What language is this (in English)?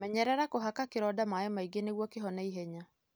Kikuyu